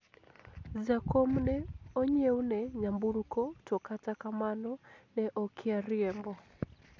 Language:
Luo (Kenya and Tanzania)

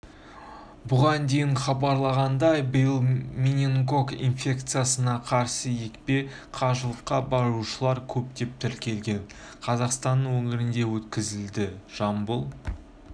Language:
Kazakh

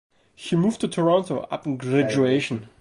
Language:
English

